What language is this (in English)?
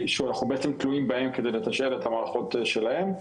Hebrew